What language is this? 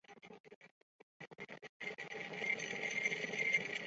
Chinese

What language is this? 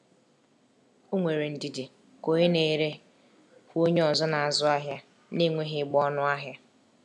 Igbo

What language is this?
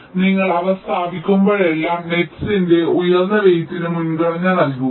Malayalam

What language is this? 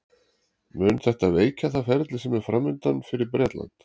Icelandic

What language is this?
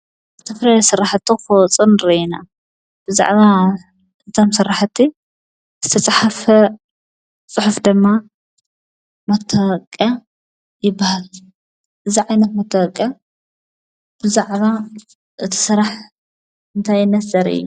Tigrinya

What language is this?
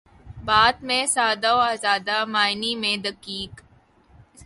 Urdu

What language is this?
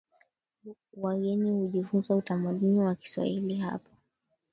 Swahili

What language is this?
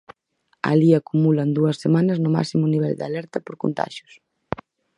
Galician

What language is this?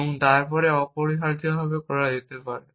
Bangla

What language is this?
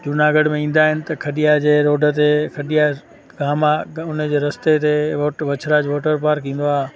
Sindhi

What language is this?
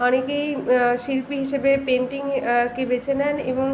Bangla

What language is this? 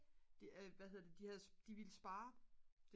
Danish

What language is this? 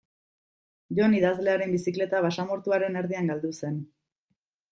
Basque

